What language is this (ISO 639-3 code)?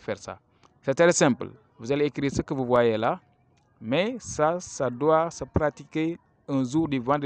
fra